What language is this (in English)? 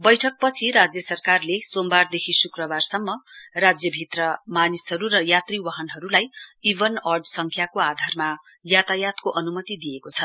Nepali